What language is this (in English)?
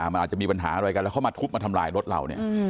Thai